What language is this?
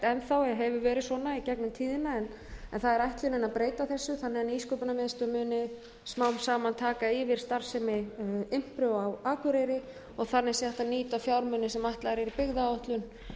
Icelandic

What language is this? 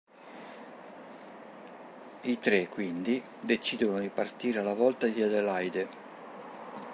Italian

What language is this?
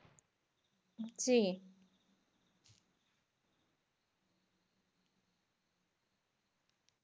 Bangla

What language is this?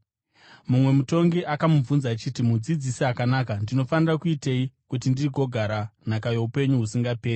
Shona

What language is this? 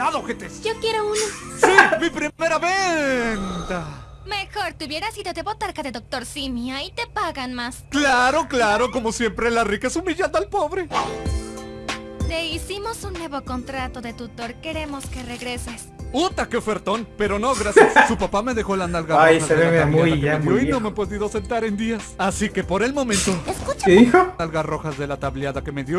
Spanish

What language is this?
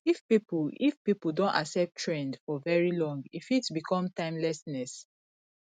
Nigerian Pidgin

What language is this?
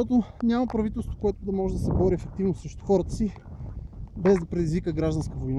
Bulgarian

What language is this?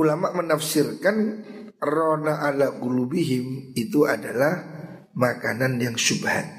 Indonesian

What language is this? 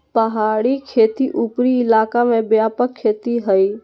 Magahi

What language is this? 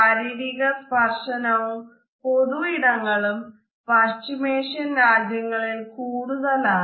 Malayalam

